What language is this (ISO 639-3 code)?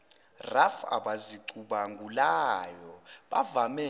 zul